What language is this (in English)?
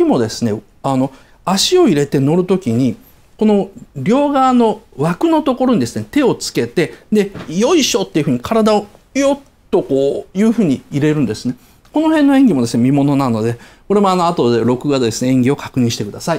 Japanese